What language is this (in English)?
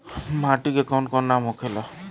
Bhojpuri